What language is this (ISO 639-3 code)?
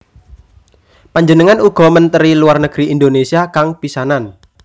jav